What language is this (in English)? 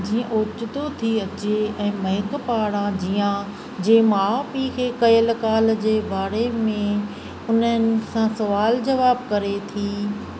Sindhi